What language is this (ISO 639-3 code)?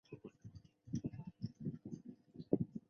zho